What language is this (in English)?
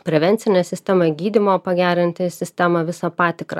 Lithuanian